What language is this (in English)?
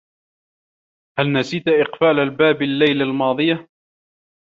Arabic